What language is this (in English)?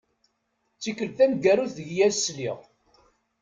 Kabyle